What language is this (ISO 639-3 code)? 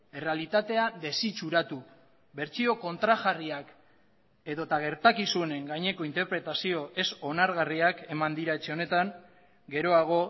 eus